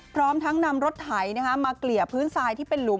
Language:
Thai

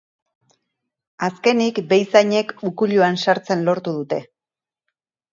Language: Basque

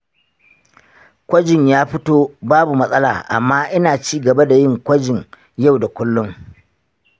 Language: Hausa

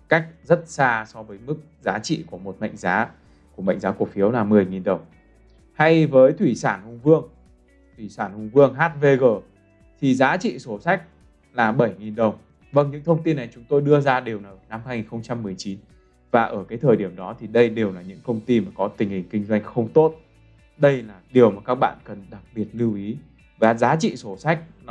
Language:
Vietnamese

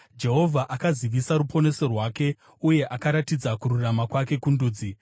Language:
Shona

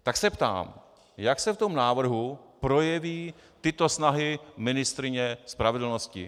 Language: Czech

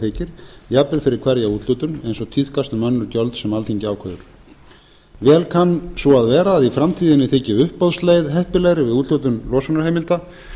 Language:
Icelandic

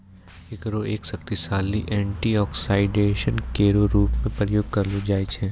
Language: Maithili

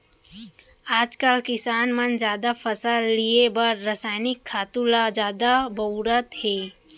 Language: Chhattisgarhi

